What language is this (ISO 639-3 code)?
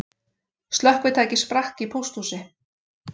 isl